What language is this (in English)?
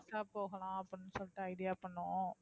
Tamil